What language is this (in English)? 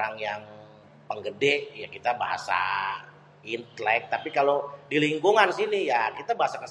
Betawi